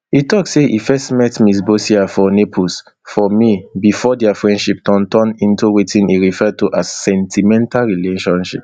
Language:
Nigerian Pidgin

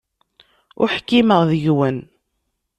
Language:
Kabyle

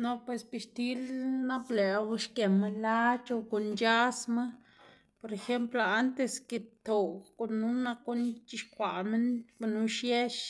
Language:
Xanaguía Zapotec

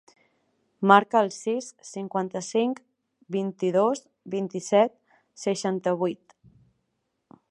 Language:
Catalan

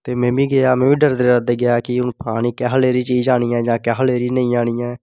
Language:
Dogri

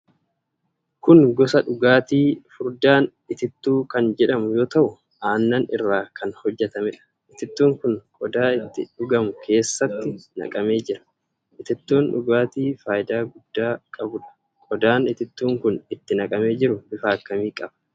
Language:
Oromo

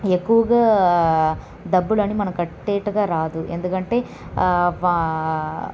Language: Telugu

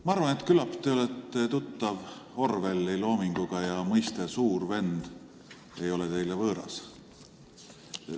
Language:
Estonian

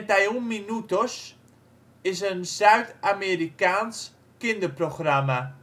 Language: Dutch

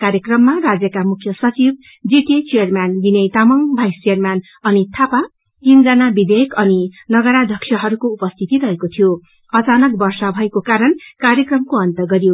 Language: Nepali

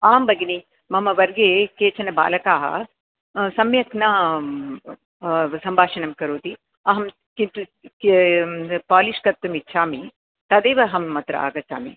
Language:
Sanskrit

